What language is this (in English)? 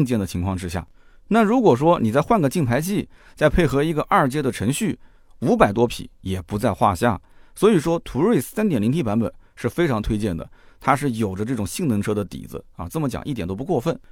Chinese